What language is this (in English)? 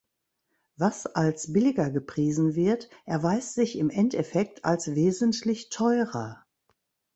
German